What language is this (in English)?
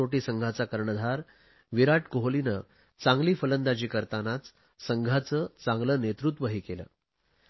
Marathi